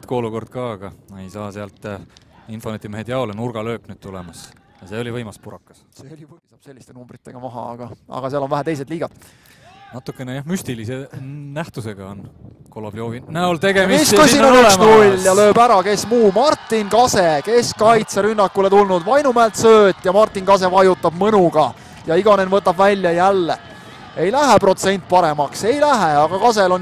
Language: Finnish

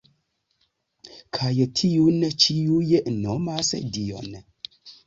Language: Esperanto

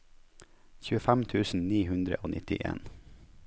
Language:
Norwegian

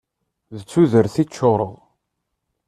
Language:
Kabyle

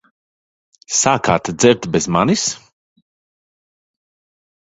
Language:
Latvian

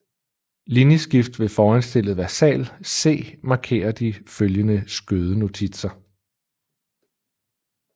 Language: Danish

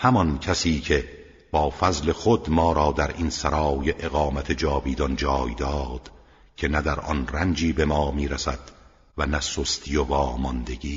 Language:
Persian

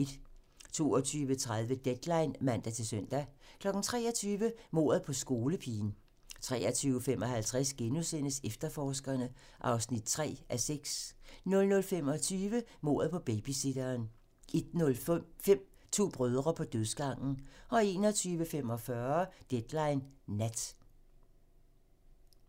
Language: Danish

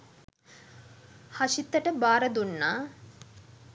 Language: Sinhala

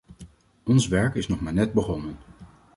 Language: Dutch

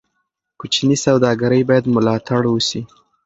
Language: Pashto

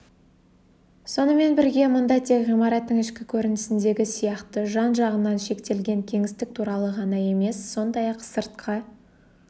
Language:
Kazakh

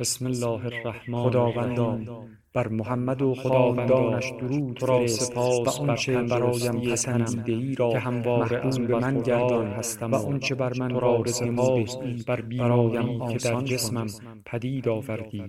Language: Persian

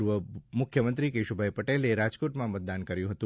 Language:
Gujarati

